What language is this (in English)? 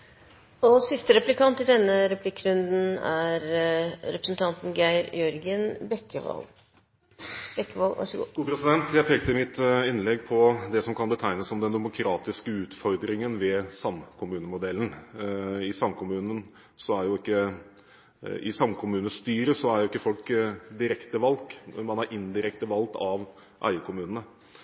Norwegian